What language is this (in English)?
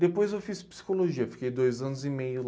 Portuguese